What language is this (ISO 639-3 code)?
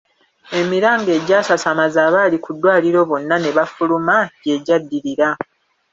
lug